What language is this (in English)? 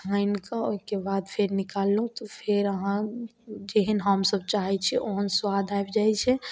Maithili